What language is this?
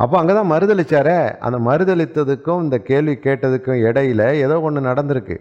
Tamil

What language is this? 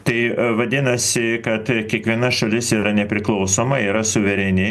Lithuanian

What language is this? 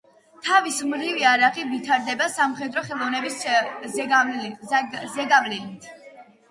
Georgian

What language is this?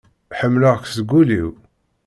Kabyle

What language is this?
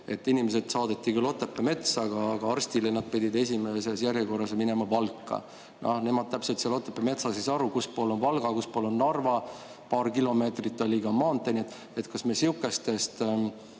Estonian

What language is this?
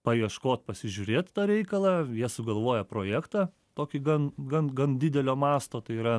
Lithuanian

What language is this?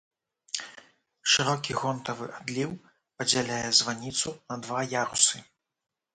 Belarusian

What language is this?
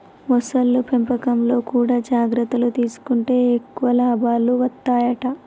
Telugu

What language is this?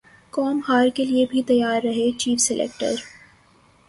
Urdu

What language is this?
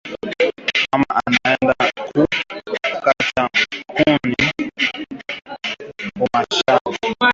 Swahili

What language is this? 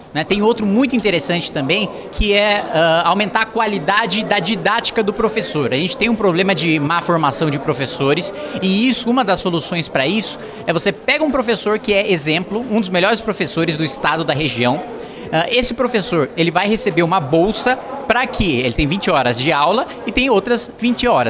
Portuguese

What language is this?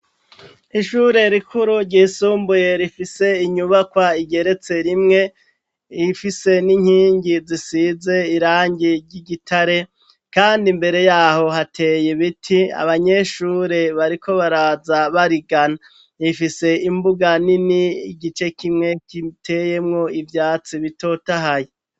Rundi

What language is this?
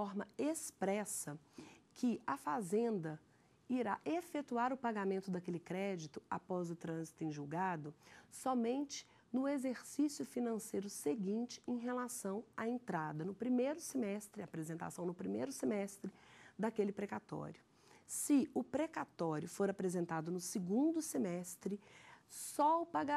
Portuguese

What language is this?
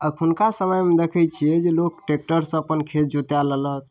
Maithili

